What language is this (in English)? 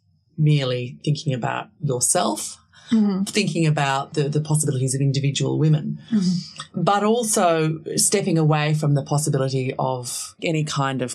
English